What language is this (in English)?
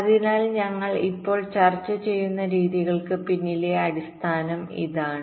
Malayalam